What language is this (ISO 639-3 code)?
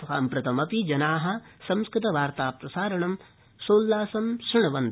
san